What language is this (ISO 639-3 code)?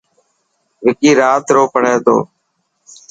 mki